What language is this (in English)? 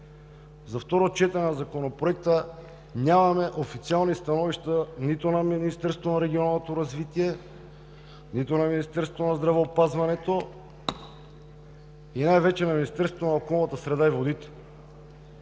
Bulgarian